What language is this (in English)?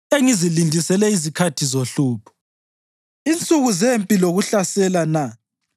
North Ndebele